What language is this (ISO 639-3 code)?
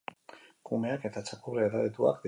eus